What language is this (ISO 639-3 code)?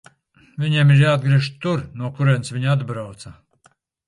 lav